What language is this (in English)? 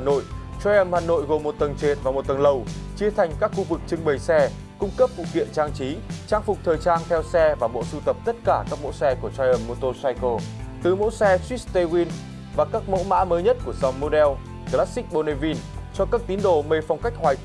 Vietnamese